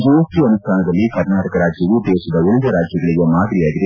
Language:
Kannada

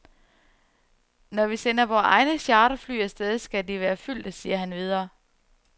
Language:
Danish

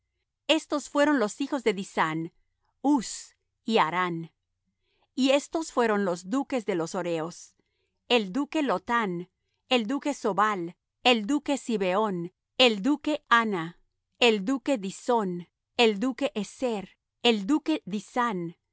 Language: Spanish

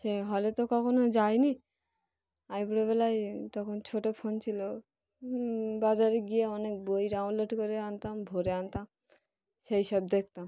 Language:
Bangla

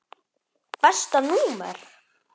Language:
Icelandic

